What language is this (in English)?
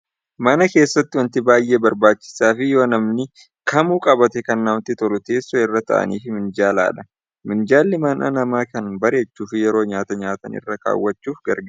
Oromo